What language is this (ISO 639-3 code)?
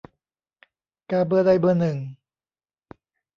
tha